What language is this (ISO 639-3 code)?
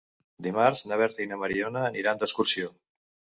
cat